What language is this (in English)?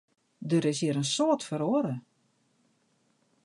Western Frisian